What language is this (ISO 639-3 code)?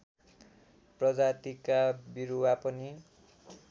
nep